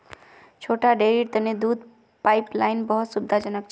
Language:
Magahi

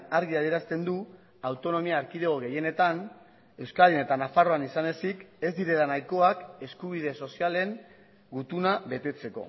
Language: Basque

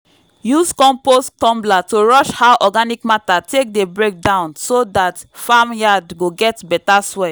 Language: Nigerian Pidgin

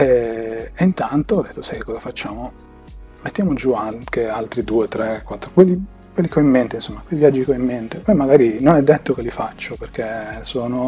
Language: Italian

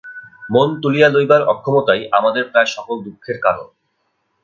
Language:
Bangla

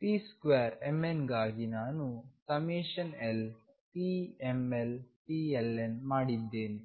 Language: Kannada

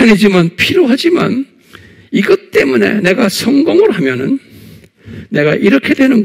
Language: Korean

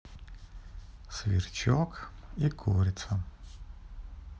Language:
Russian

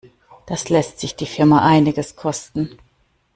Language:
German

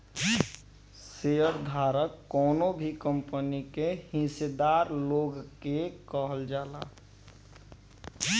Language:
Bhojpuri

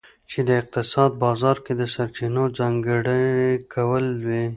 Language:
Pashto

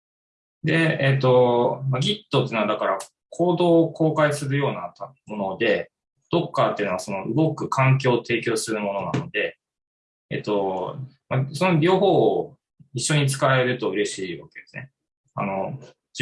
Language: Japanese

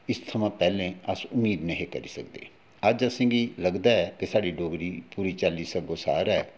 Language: Dogri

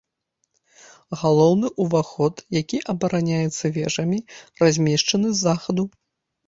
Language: Belarusian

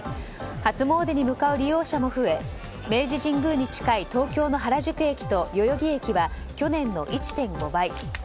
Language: Japanese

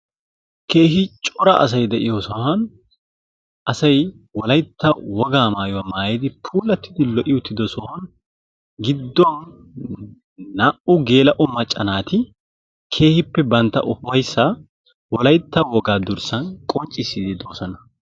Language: Wolaytta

